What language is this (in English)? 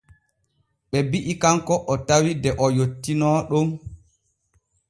Borgu Fulfulde